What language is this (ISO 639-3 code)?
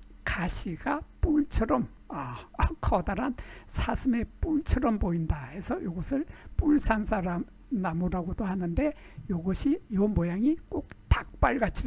kor